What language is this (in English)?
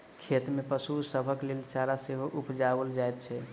Maithili